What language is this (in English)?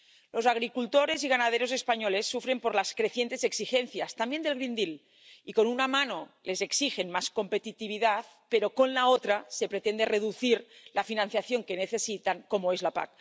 Spanish